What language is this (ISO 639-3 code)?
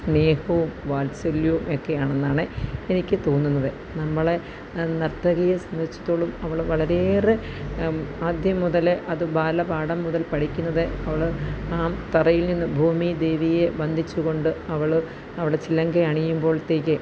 mal